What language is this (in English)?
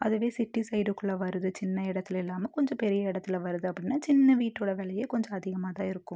Tamil